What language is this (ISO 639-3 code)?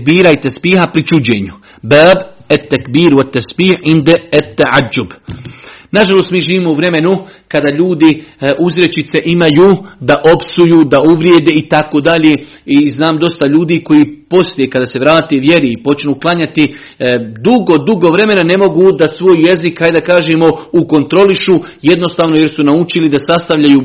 hrv